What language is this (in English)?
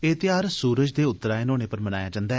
Dogri